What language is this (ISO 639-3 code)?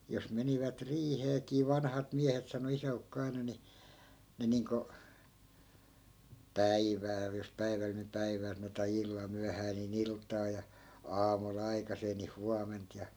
fin